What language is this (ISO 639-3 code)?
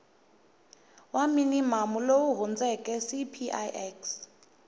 tso